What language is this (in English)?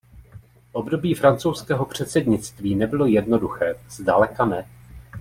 Czech